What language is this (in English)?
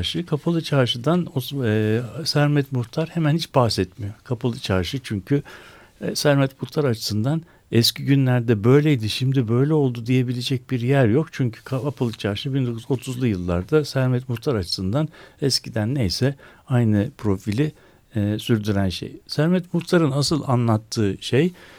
Turkish